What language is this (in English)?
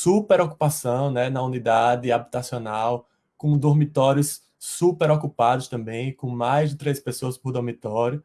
Portuguese